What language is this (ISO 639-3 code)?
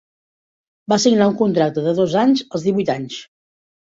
cat